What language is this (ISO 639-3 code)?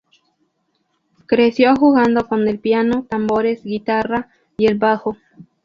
spa